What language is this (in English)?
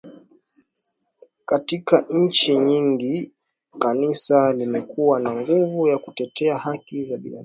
Swahili